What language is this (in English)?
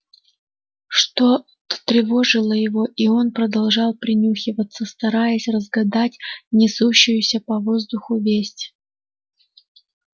Russian